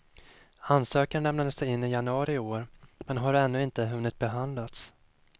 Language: Swedish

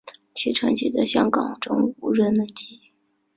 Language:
Chinese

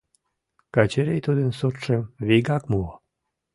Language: Mari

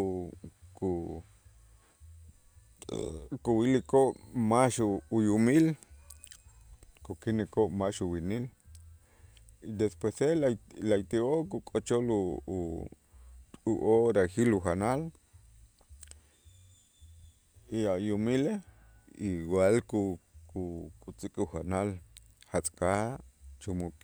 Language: Itzá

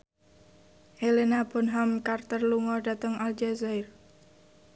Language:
Javanese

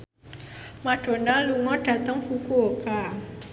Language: Javanese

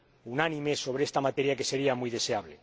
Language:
Spanish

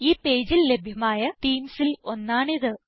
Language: Malayalam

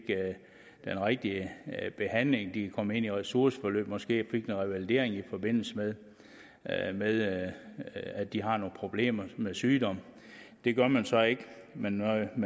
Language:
Danish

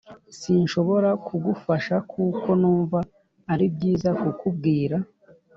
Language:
Kinyarwanda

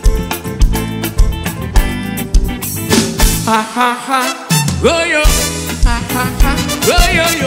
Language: Portuguese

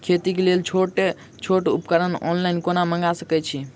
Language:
Maithili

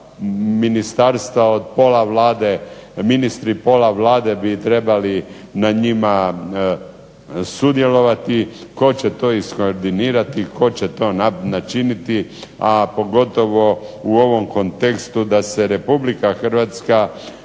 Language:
Croatian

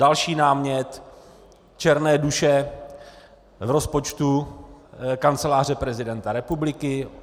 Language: Czech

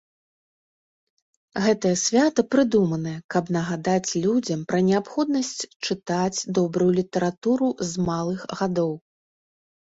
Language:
Belarusian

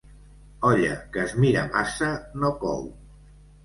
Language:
Catalan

